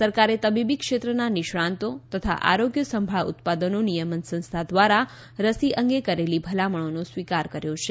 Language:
Gujarati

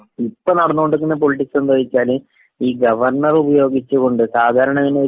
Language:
Malayalam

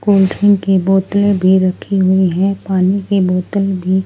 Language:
Hindi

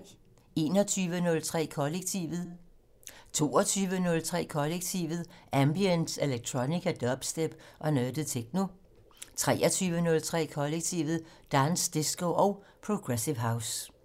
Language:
Danish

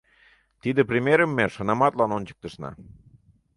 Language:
Mari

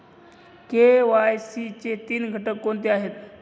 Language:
Marathi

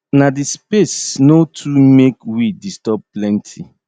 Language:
Nigerian Pidgin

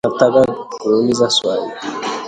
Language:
Swahili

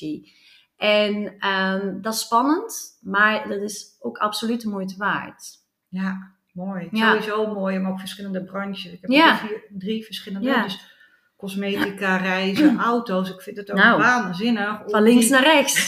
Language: Dutch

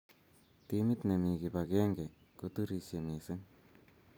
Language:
Kalenjin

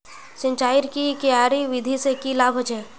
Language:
Magahi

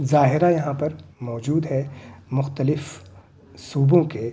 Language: Urdu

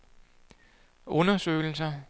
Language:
Danish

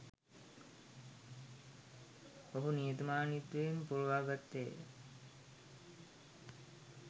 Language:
Sinhala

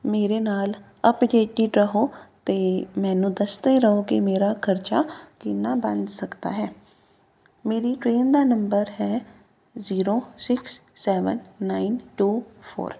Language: Punjabi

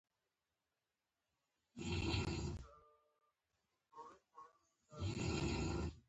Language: Pashto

